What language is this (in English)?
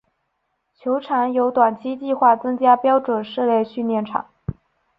Chinese